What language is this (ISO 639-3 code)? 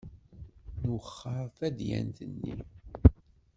kab